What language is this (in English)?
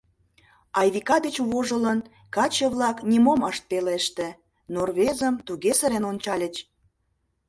Mari